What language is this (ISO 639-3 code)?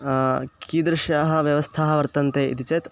san